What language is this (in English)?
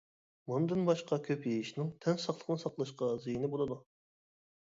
Uyghur